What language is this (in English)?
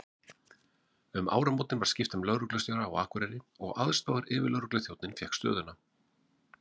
Icelandic